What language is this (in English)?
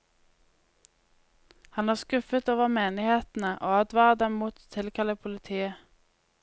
Norwegian